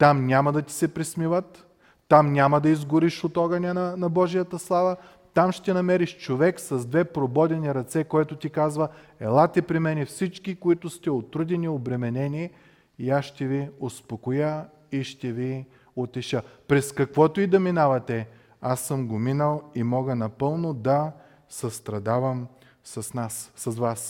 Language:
Bulgarian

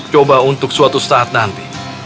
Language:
Indonesian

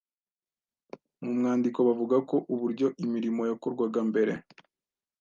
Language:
Kinyarwanda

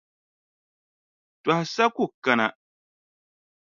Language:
Dagbani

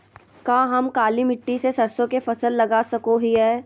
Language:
Magahi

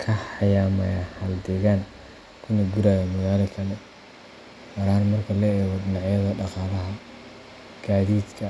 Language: Somali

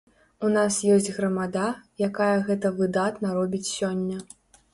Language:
Belarusian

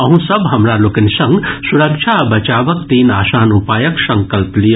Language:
Maithili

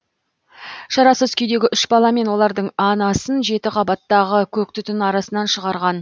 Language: Kazakh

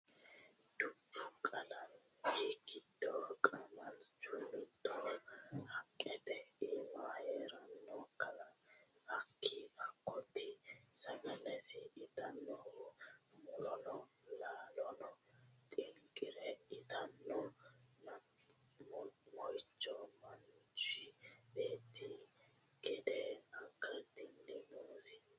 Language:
Sidamo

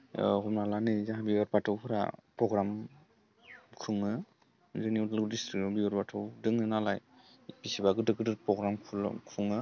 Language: Bodo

